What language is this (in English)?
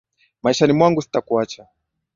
Swahili